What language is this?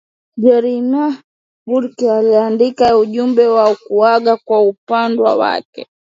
Swahili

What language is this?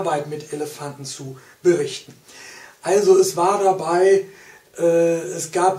German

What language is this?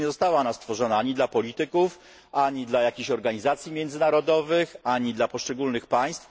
Polish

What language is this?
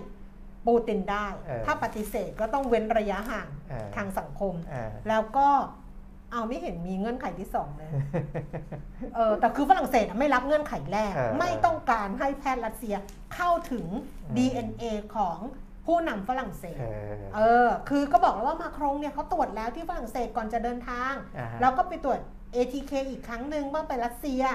Thai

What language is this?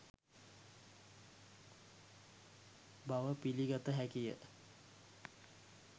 Sinhala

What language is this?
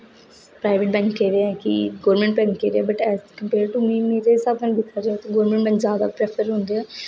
Dogri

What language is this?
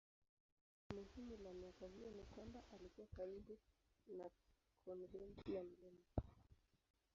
Swahili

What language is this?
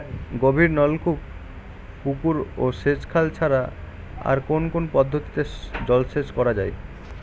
Bangla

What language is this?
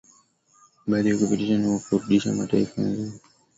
Swahili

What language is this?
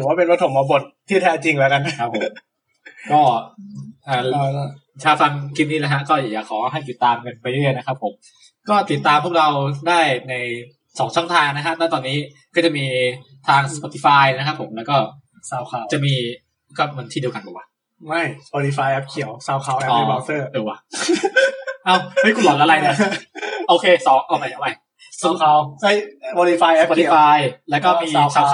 Thai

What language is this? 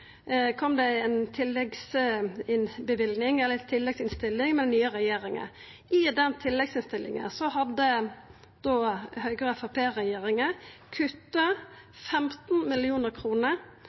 Norwegian Nynorsk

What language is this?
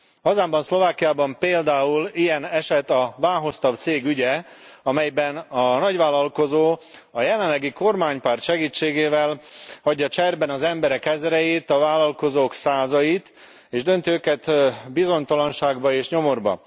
Hungarian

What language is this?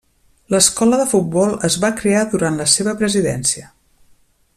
Catalan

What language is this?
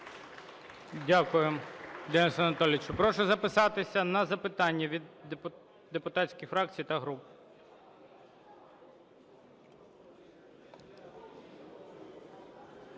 Ukrainian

